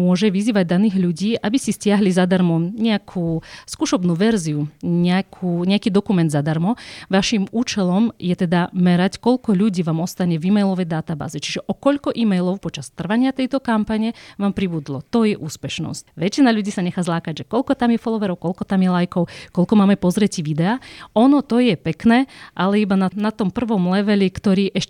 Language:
Slovak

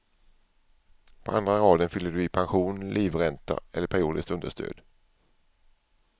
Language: Swedish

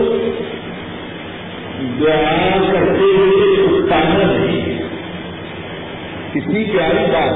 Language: Urdu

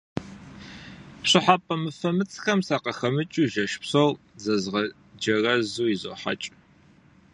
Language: Kabardian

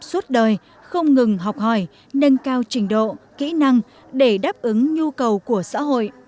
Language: Vietnamese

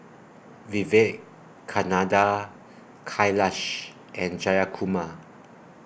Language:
English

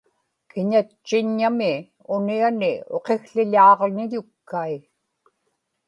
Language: Inupiaq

